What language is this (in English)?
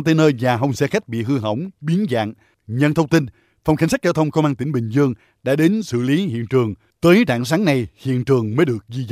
Vietnamese